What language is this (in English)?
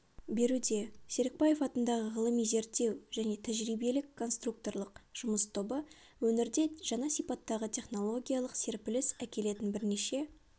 Kazakh